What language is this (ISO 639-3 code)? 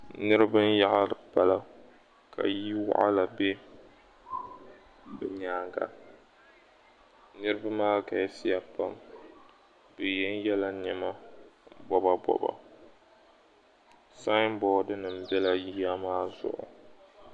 dag